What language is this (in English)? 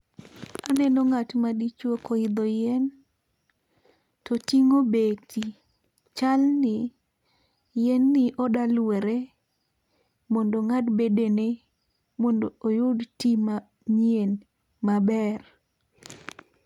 Luo (Kenya and Tanzania)